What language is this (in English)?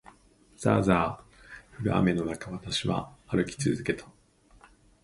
Japanese